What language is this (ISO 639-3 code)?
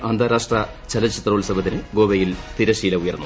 mal